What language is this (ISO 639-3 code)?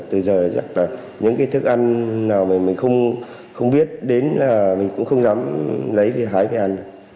vie